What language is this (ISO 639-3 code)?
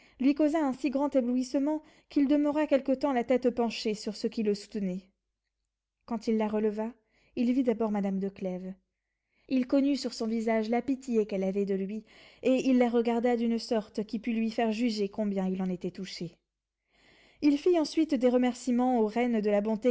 fra